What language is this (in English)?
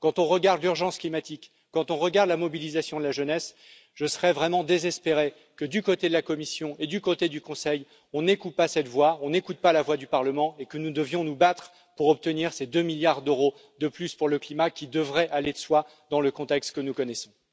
French